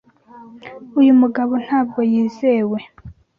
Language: Kinyarwanda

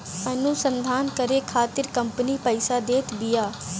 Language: Bhojpuri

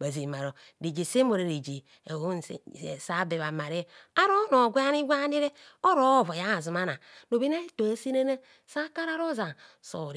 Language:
Kohumono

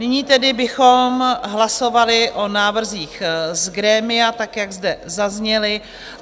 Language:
Czech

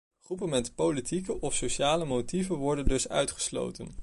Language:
Dutch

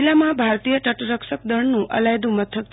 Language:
Gujarati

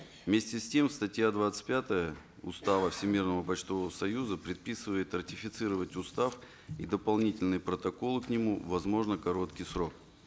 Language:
Kazakh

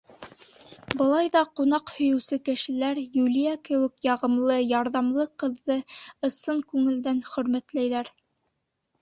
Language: Bashkir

